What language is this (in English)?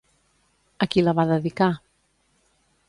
Catalan